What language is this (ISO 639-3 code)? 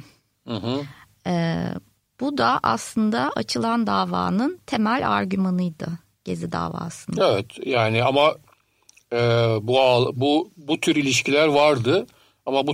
tur